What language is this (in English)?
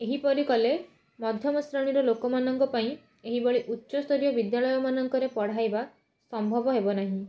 Odia